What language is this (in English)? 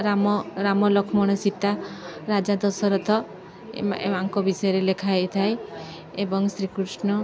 Odia